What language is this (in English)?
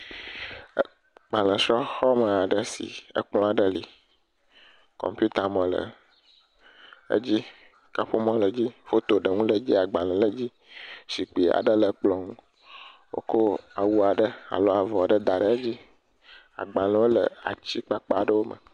Ewe